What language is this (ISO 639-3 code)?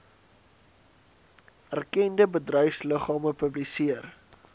afr